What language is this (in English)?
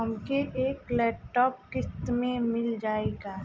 Bhojpuri